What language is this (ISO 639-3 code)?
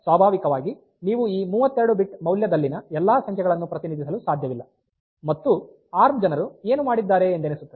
kan